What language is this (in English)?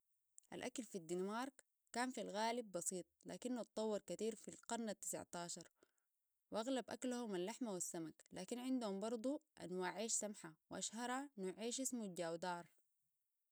Sudanese Arabic